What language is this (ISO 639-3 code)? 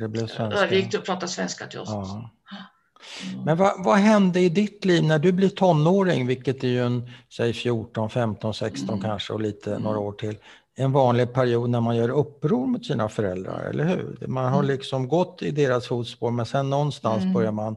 swe